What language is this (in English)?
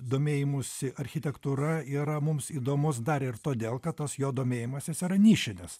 Lithuanian